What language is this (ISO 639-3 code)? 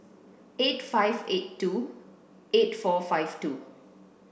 eng